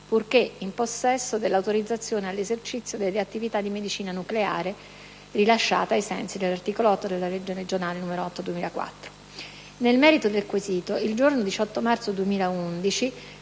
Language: Italian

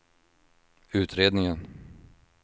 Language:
Swedish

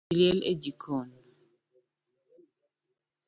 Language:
Luo (Kenya and Tanzania)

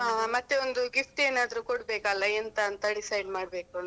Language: Kannada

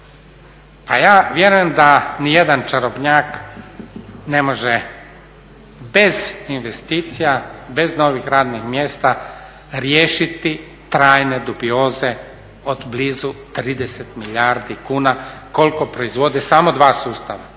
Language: Croatian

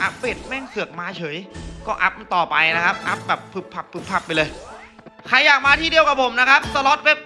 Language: Thai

